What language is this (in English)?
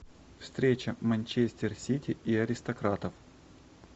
Russian